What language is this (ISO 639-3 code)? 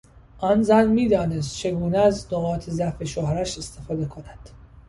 fas